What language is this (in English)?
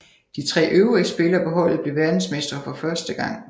Danish